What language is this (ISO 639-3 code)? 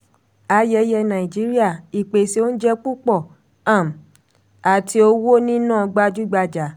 yor